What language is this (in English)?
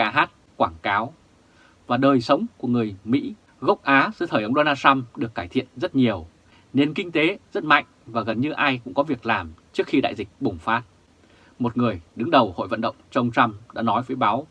Vietnamese